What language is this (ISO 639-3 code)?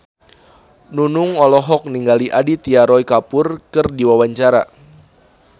sun